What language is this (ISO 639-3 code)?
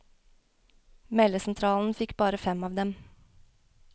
nor